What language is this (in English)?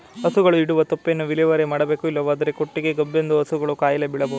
Kannada